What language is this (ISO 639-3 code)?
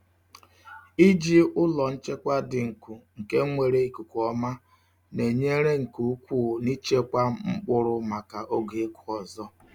ibo